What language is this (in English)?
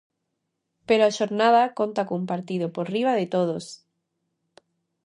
Galician